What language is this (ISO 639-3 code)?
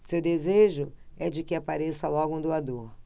por